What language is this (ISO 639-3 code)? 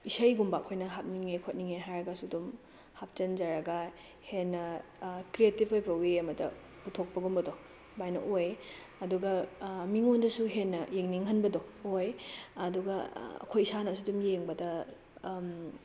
mni